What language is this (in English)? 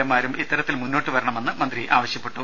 Malayalam